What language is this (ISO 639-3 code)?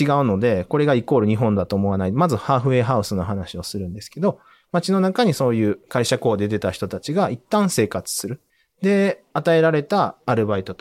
jpn